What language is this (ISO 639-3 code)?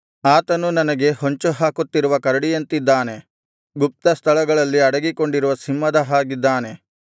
kan